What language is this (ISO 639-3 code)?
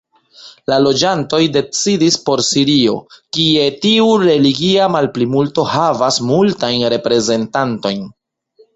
epo